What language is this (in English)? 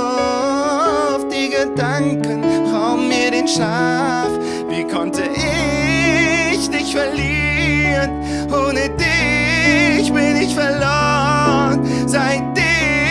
German